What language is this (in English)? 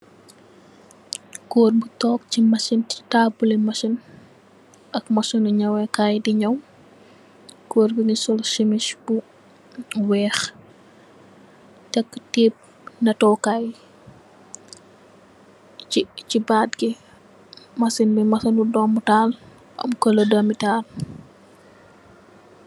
Wolof